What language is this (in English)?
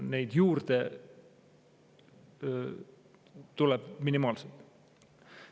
Estonian